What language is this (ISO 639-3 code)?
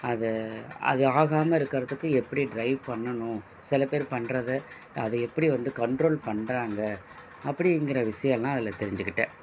tam